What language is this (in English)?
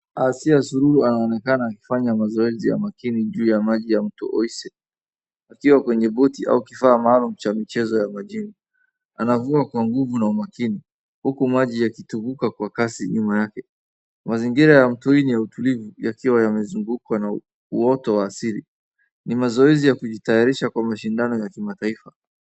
Swahili